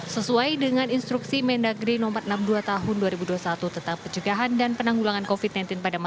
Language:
Indonesian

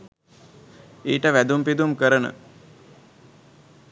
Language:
Sinhala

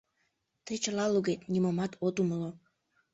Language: Mari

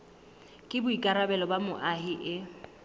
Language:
Southern Sotho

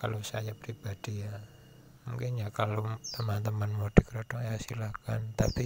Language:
Indonesian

